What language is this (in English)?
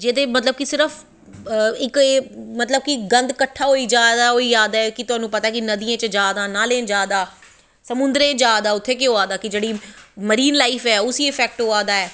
Dogri